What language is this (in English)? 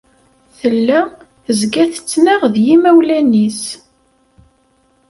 Kabyle